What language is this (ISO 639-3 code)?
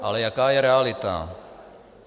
ces